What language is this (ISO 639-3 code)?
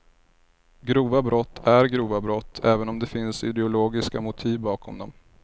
swe